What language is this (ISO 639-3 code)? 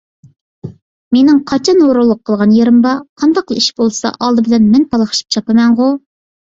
uig